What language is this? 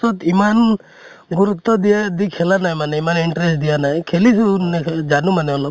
Assamese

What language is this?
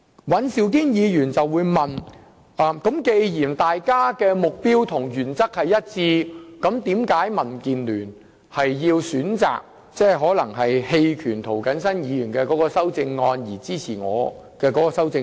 Cantonese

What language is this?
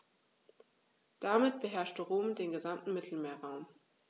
German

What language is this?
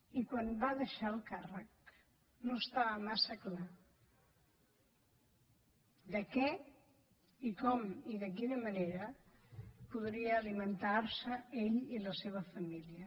Catalan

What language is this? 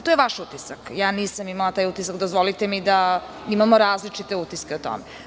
Serbian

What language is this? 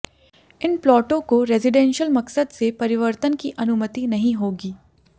Hindi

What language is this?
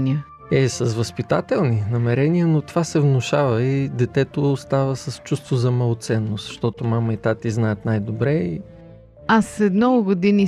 Bulgarian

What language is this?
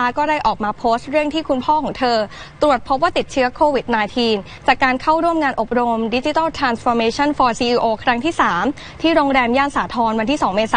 Thai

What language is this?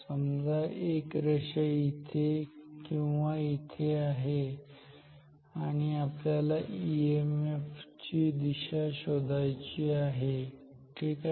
Marathi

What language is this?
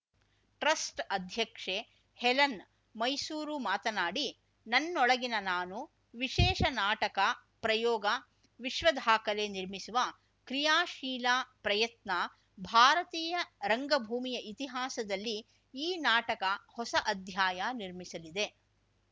Kannada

